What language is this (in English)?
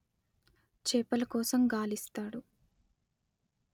Telugu